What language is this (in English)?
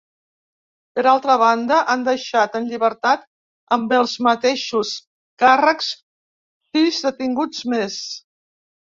Catalan